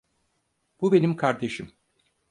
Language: Turkish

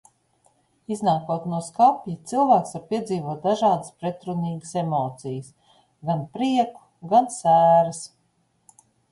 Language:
Latvian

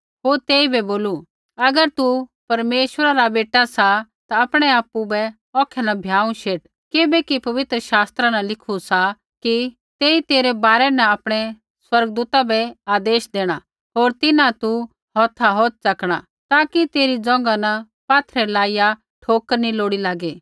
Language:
Kullu Pahari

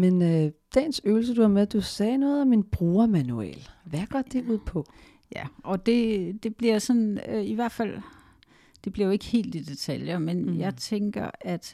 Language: Danish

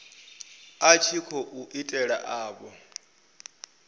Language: Venda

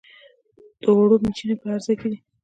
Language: Pashto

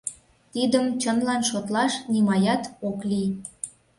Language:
Mari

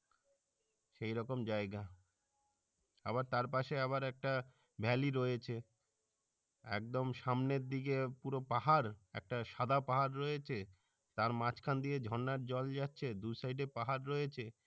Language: Bangla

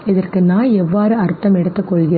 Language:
Tamil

